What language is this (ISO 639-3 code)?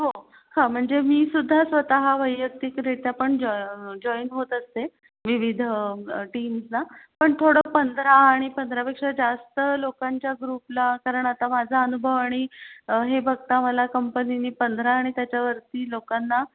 mar